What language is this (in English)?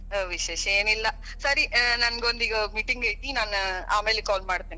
Kannada